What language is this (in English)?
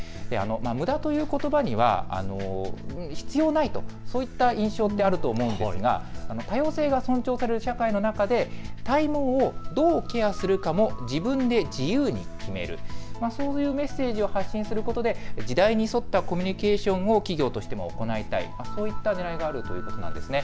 Japanese